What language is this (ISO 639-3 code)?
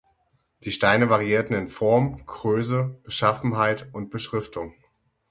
deu